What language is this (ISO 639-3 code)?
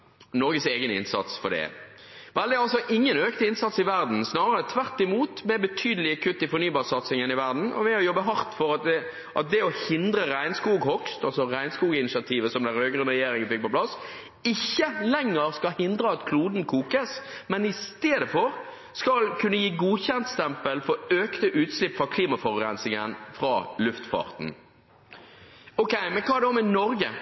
nob